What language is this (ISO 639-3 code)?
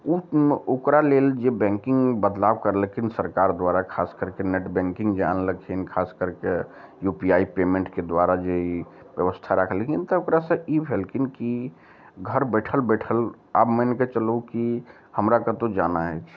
mai